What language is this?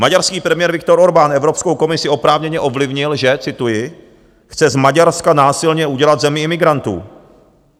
Czech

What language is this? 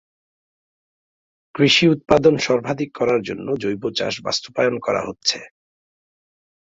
Bangla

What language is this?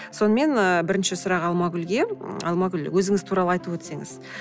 Kazakh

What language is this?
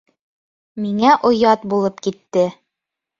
Bashkir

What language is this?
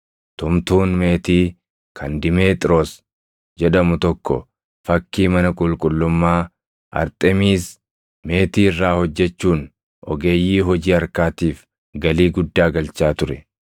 Oromo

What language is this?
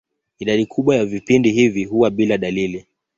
Swahili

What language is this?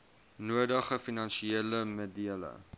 Afrikaans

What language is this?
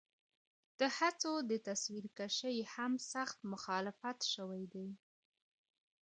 Pashto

